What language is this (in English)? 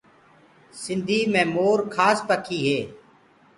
Gurgula